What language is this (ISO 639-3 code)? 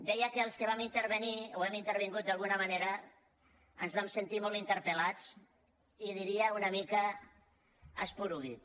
cat